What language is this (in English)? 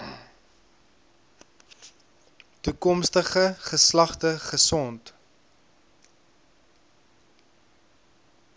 Afrikaans